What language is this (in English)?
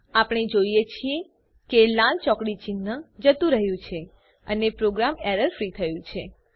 Gujarati